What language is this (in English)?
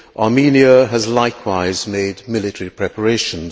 English